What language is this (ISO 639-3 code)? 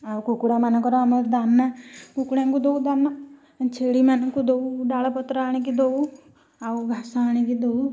ori